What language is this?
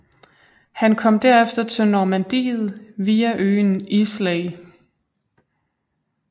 Danish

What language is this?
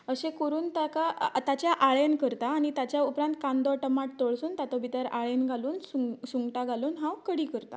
Konkani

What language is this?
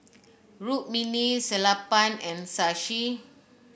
English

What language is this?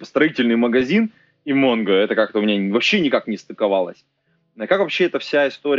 Russian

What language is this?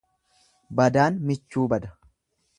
Oromo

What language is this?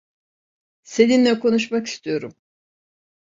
Turkish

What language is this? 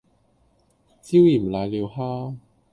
Cantonese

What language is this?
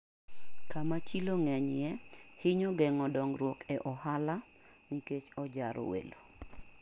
Luo (Kenya and Tanzania)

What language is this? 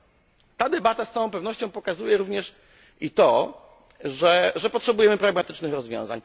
Polish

